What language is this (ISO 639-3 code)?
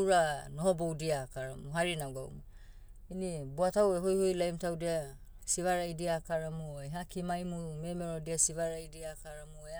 meu